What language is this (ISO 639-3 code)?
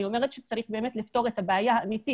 heb